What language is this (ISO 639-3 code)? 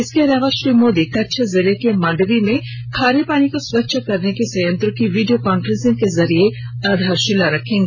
hin